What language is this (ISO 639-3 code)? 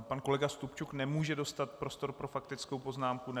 ces